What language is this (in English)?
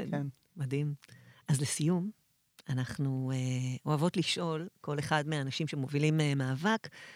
Hebrew